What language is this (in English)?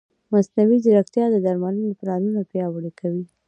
Pashto